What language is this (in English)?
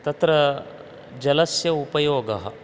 Sanskrit